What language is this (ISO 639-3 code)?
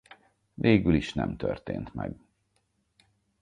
hun